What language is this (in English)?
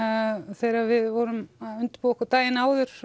Icelandic